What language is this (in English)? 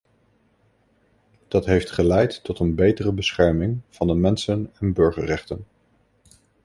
Dutch